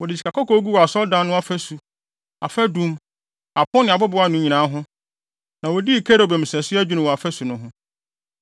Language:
Akan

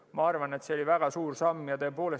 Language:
Estonian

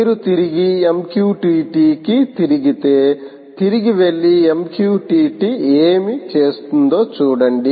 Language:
Telugu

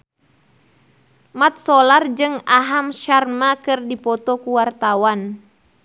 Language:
Sundanese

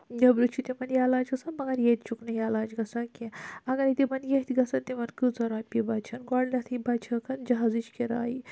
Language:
Kashmiri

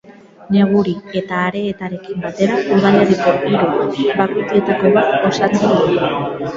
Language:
Basque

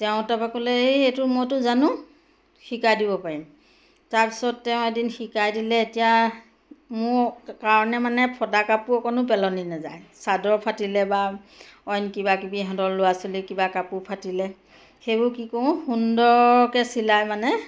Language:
Assamese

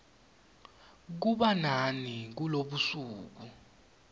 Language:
Swati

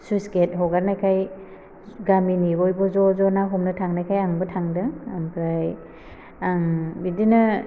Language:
Bodo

